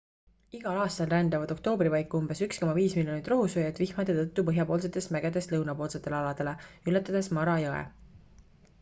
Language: Estonian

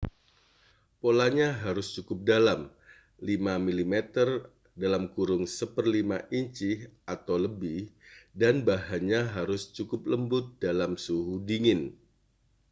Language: Indonesian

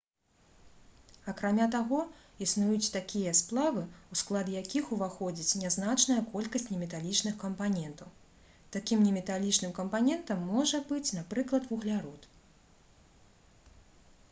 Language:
Belarusian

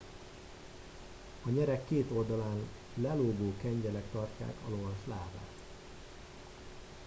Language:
Hungarian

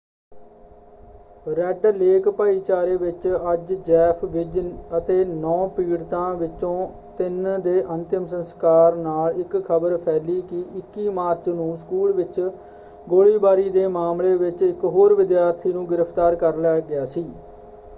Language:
Punjabi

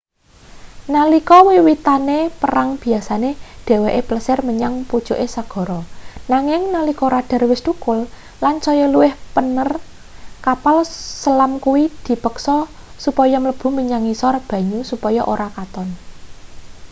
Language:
Javanese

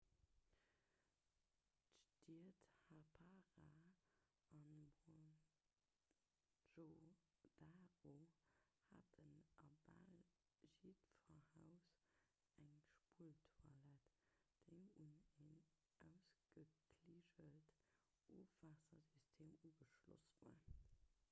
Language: Luxembourgish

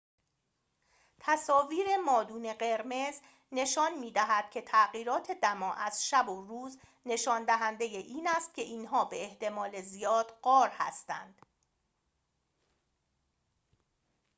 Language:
Persian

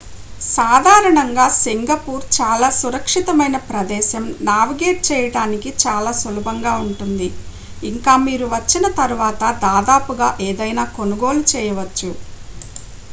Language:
Telugu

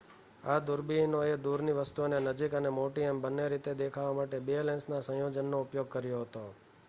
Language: Gujarati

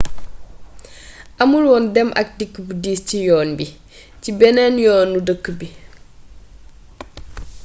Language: Wolof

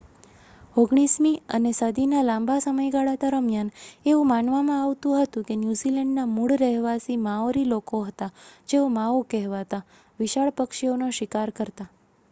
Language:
Gujarati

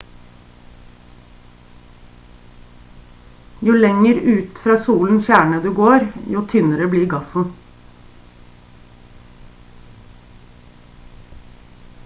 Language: Norwegian Bokmål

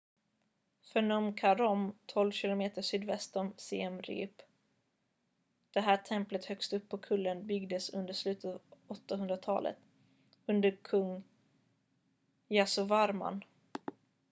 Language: Swedish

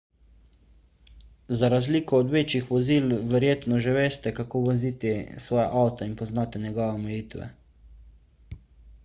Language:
Slovenian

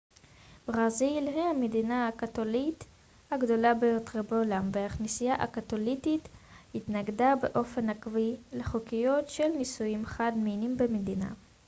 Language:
Hebrew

